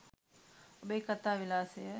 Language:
Sinhala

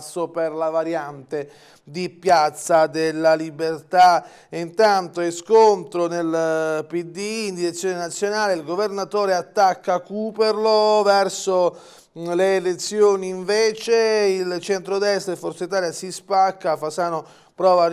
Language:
Italian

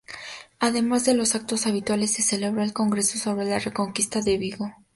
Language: Spanish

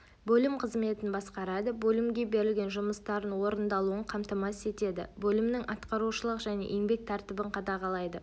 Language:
Kazakh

